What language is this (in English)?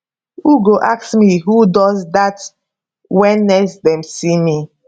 Nigerian Pidgin